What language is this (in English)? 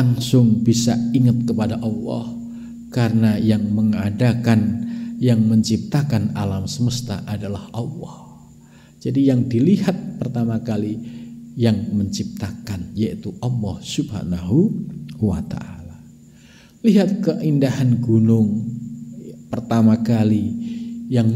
Indonesian